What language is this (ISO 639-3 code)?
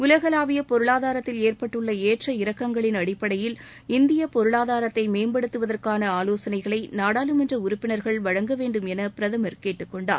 tam